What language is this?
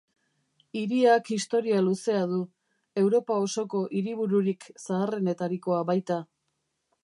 Basque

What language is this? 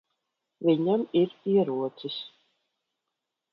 Latvian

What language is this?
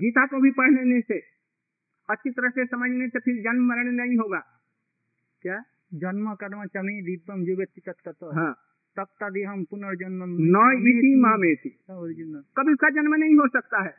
Hindi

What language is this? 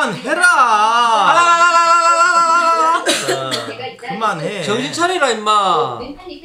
Korean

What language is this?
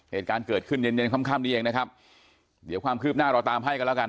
Thai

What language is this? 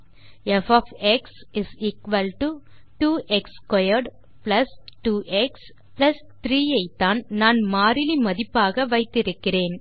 Tamil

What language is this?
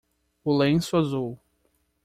Portuguese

